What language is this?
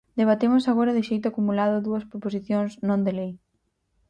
Galician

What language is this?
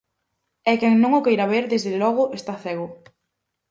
Galician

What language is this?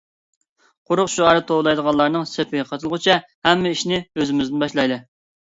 Uyghur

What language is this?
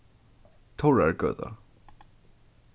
Faroese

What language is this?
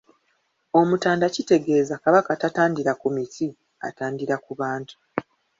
Ganda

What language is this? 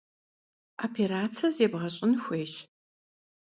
Kabardian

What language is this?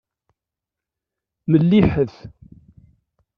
Kabyle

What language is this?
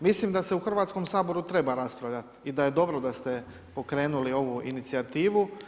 Croatian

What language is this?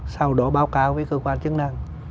Vietnamese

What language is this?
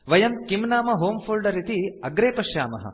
Sanskrit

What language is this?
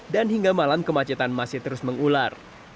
Indonesian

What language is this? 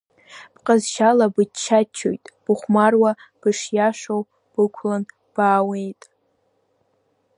Abkhazian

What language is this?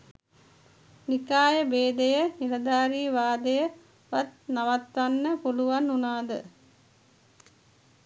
Sinhala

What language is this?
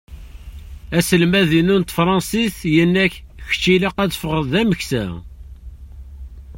Kabyle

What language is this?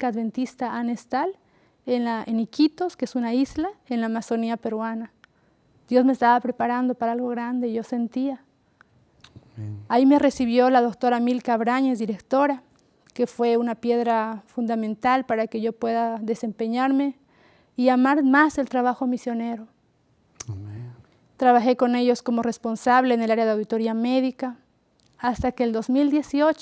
Spanish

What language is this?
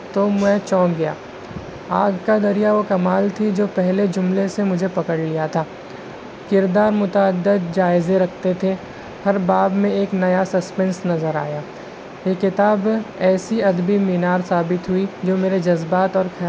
Urdu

